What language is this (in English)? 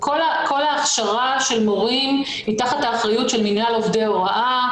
Hebrew